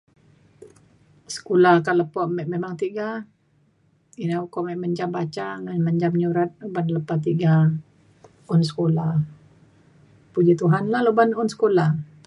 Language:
Mainstream Kenyah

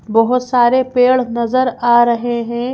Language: Hindi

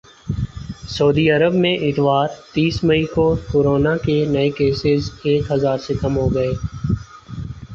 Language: Urdu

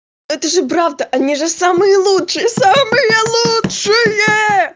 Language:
Russian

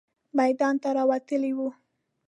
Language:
Pashto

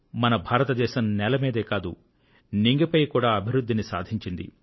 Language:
Telugu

